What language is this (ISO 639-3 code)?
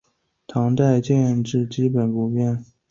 zho